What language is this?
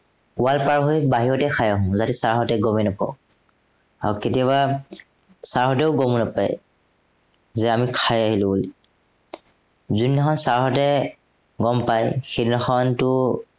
Assamese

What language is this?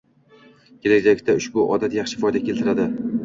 Uzbek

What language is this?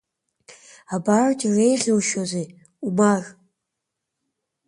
Abkhazian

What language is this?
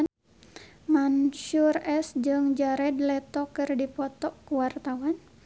Sundanese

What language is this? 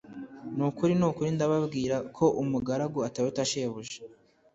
Kinyarwanda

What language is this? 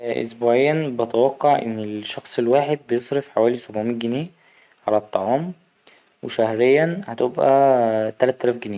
Egyptian Arabic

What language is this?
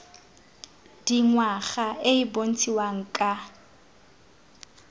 Tswana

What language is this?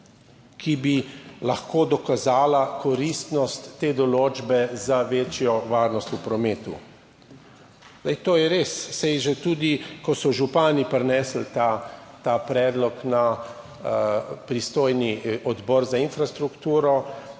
Slovenian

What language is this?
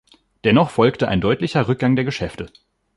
German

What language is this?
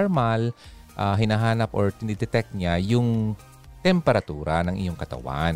Filipino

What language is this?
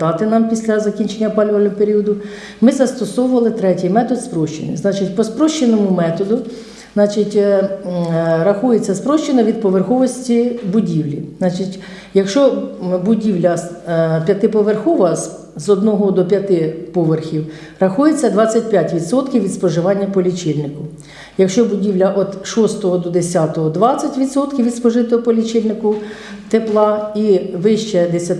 Ukrainian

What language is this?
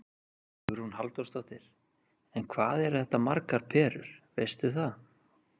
Icelandic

